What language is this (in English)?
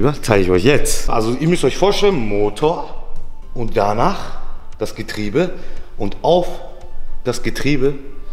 German